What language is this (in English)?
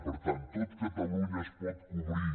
Catalan